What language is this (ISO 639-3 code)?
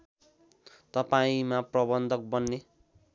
nep